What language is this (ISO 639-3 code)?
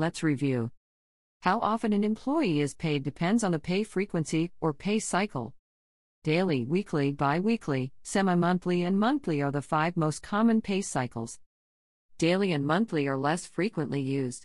eng